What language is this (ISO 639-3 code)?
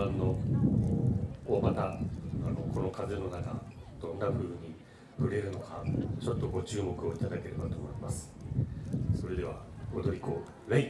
jpn